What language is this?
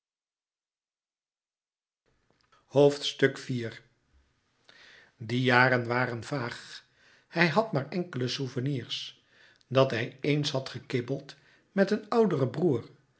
Dutch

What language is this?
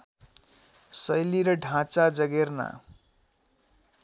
Nepali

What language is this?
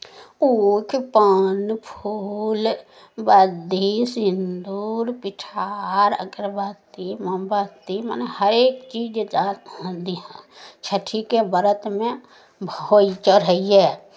Maithili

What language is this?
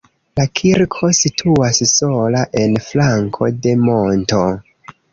Esperanto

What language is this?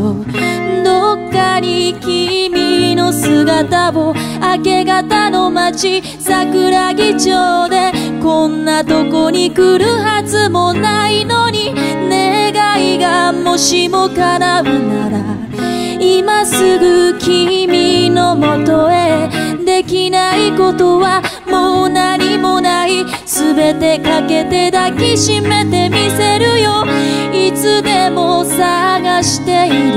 Japanese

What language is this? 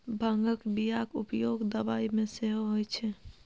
Maithili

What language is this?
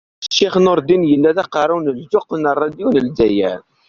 Kabyle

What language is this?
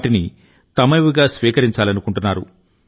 Telugu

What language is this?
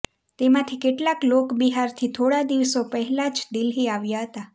Gujarati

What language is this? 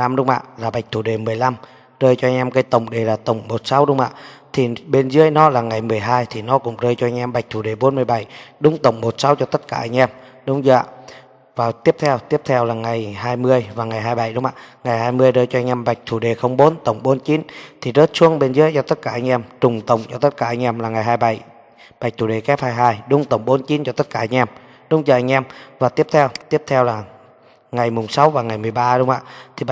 Vietnamese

